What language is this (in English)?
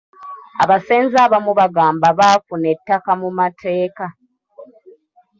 Ganda